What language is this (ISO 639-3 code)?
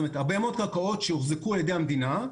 heb